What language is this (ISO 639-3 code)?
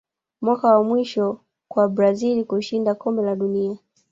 swa